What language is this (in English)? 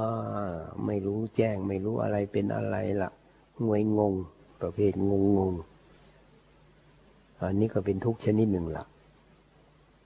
Thai